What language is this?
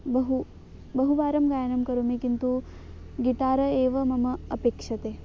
Sanskrit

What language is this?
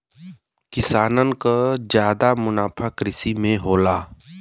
Bhojpuri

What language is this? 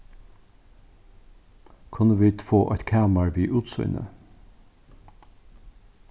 Faroese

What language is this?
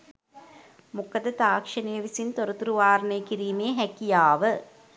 Sinhala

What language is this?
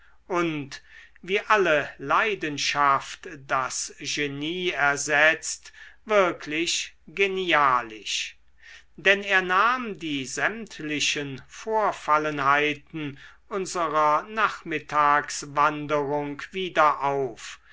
German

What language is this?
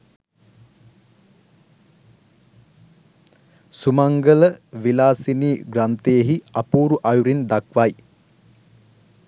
Sinhala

